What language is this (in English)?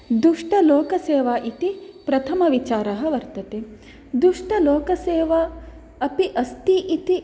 Sanskrit